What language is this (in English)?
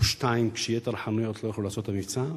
Hebrew